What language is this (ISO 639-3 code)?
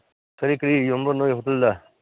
mni